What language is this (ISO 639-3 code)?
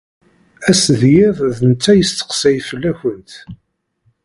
kab